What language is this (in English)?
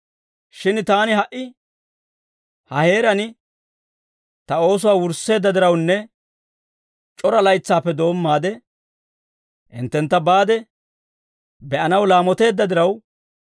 Dawro